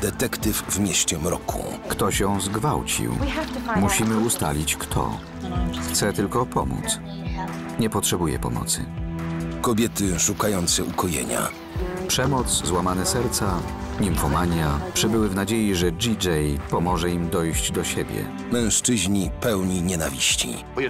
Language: Polish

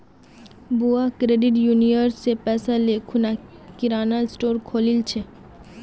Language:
Magahi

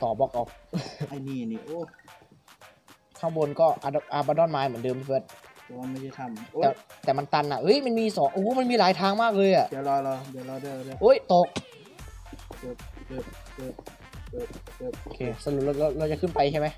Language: Thai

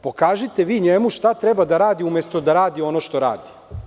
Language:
Serbian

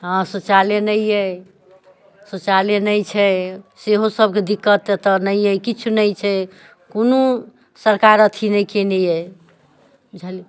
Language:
Maithili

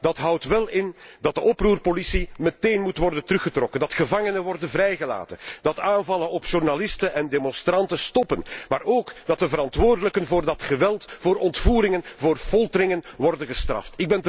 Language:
Dutch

